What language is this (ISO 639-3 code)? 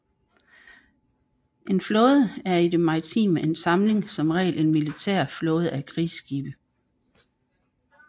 dan